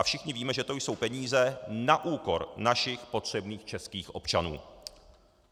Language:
Czech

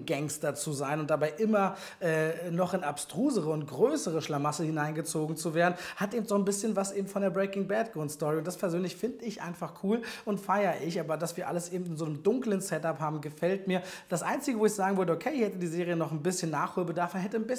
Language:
German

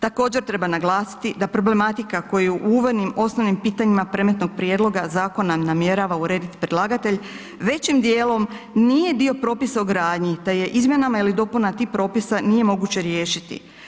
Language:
Croatian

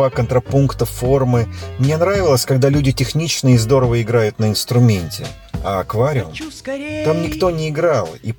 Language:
Russian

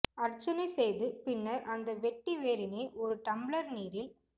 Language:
Tamil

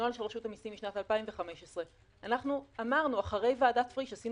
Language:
Hebrew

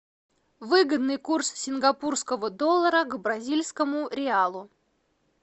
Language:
Russian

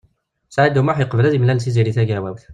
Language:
Kabyle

